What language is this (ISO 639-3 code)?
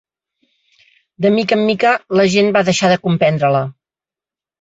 cat